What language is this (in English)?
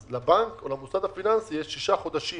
Hebrew